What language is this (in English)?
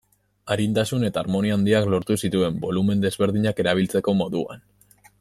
Basque